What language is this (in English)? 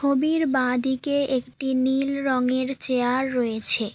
Bangla